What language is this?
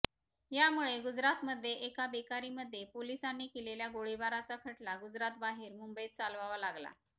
Marathi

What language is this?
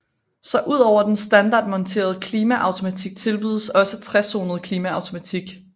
Danish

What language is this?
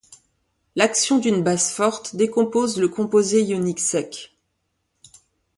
French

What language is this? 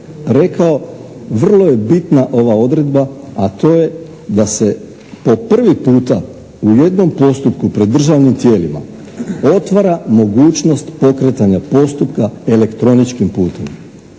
Croatian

